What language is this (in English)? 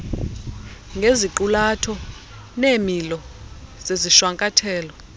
Xhosa